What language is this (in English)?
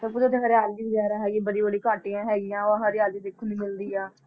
Punjabi